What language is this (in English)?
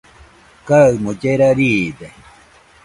Nüpode Huitoto